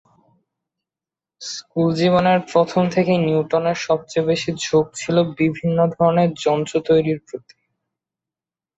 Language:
Bangla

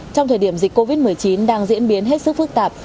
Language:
Vietnamese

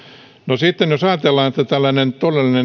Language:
Finnish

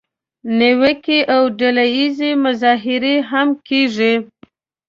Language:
Pashto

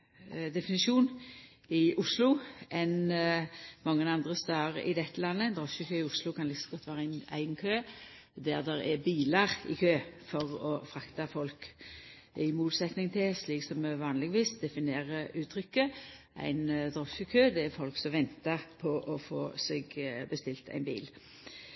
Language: Norwegian Nynorsk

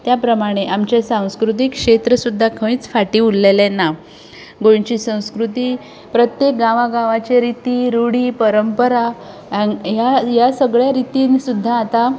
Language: Konkani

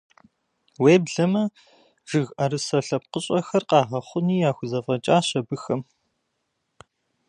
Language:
Kabardian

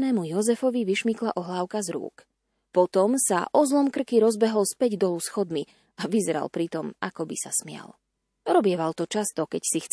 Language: Slovak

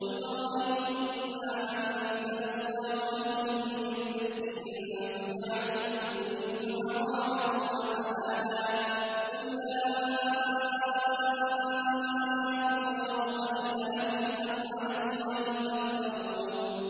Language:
Arabic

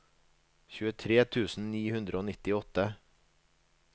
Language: Norwegian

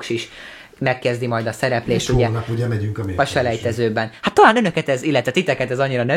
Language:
Hungarian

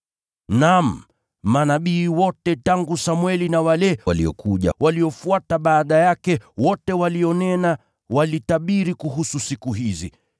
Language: Swahili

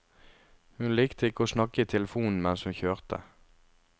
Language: Norwegian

